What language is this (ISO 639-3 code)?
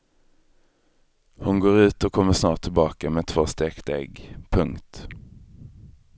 swe